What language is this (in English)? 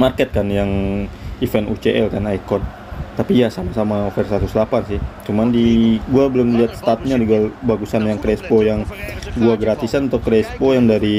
Indonesian